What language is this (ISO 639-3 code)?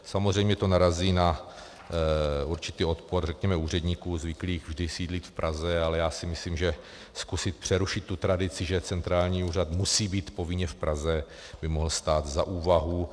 ces